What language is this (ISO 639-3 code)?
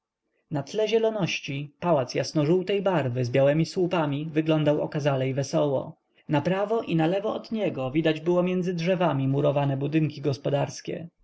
pol